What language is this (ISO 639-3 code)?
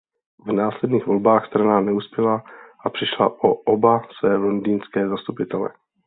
ces